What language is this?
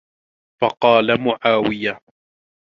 Arabic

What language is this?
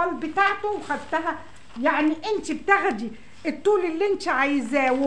Arabic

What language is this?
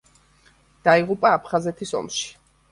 Georgian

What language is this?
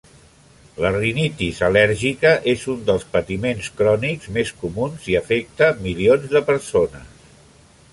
Catalan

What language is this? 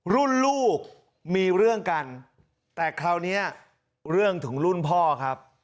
Thai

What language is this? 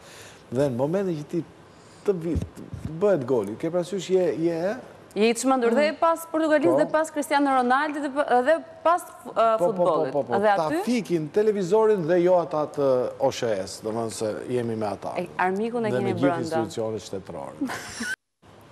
Romanian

